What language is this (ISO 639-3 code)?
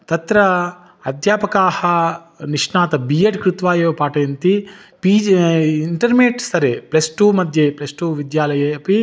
san